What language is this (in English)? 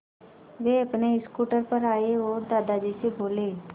Hindi